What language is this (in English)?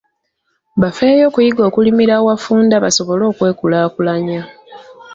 Ganda